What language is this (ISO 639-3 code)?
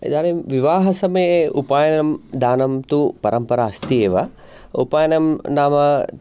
san